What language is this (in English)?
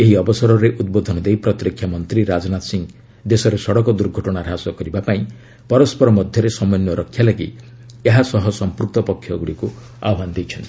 Odia